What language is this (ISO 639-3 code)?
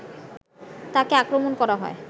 ben